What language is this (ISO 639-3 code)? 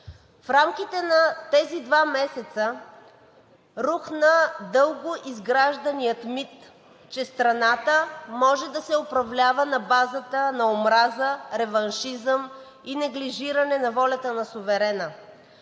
bul